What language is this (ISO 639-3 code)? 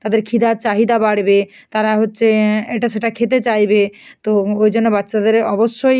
ben